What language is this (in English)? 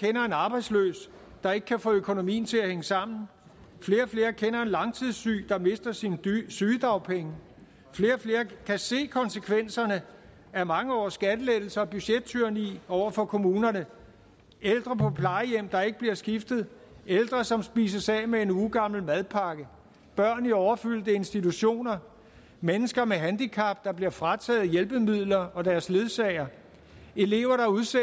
Danish